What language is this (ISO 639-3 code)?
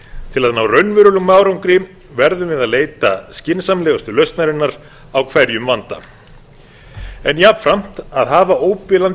isl